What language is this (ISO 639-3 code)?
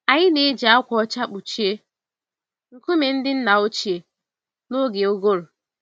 ibo